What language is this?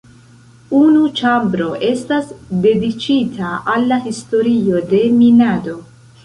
Esperanto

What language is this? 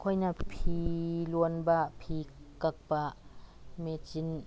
Manipuri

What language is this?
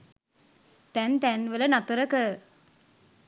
Sinhala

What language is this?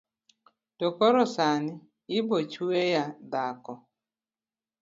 Luo (Kenya and Tanzania)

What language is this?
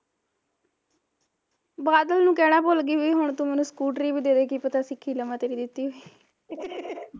Punjabi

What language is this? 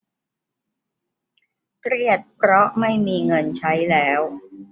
Thai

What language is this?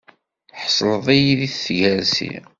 Kabyle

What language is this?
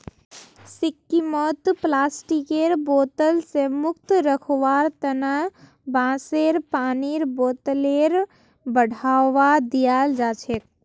Magahi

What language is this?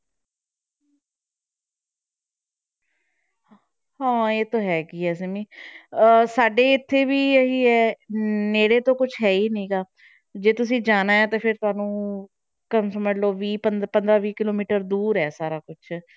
Punjabi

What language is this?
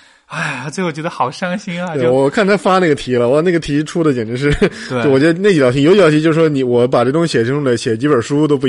Chinese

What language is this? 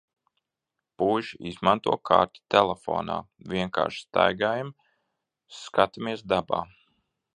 Latvian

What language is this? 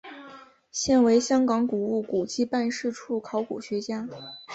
Chinese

